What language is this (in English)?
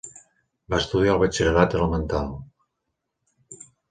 Catalan